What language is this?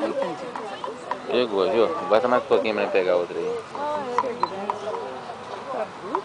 Portuguese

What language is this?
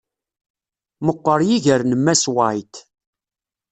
Kabyle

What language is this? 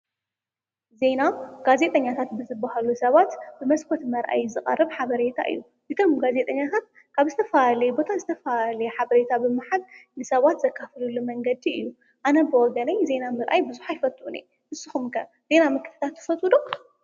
Tigrinya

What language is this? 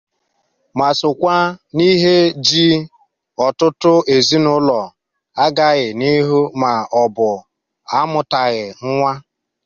Igbo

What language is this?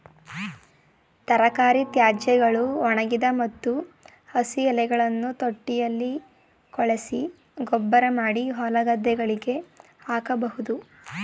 Kannada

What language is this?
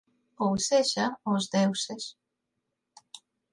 Galician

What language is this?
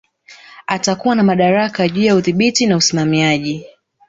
Swahili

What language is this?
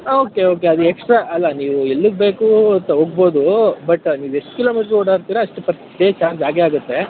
Kannada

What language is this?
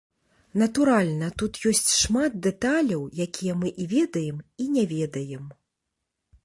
Belarusian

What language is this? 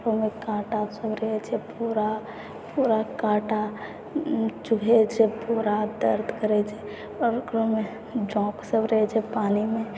Maithili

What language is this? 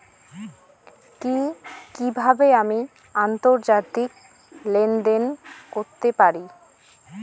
Bangla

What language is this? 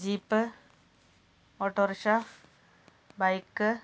Malayalam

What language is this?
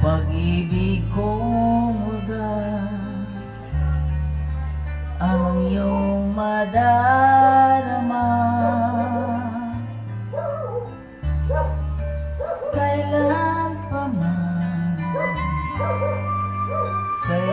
Filipino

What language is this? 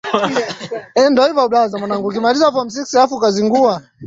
Swahili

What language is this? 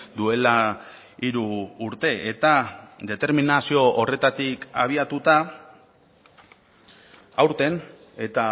Basque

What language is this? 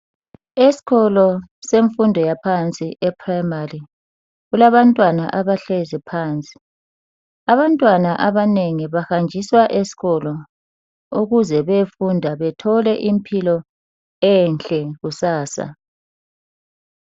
North Ndebele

